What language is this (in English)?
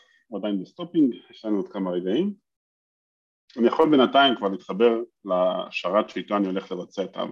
Hebrew